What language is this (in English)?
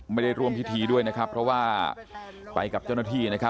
Thai